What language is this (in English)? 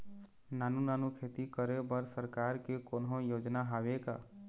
Chhattisgarhi